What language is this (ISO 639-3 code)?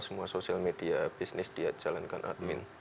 ind